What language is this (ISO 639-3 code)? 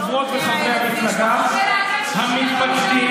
heb